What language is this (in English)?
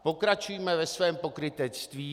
Czech